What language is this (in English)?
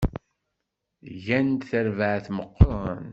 Kabyle